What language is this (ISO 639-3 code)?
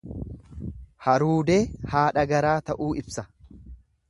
orm